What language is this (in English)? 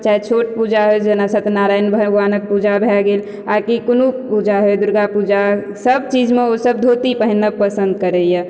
Maithili